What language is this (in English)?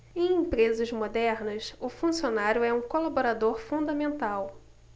Portuguese